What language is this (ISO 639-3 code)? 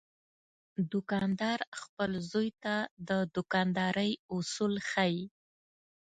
pus